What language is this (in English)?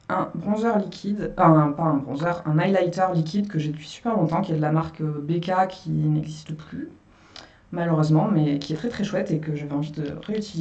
French